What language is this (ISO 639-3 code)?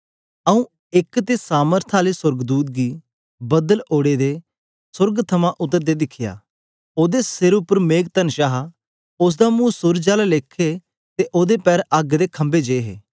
doi